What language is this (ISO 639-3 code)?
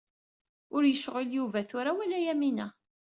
kab